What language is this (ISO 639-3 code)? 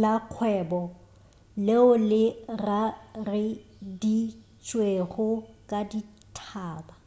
nso